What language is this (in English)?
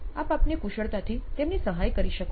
Gujarati